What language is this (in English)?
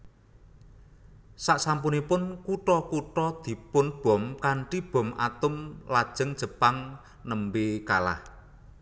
Javanese